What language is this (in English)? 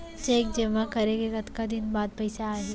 Chhattisgarhi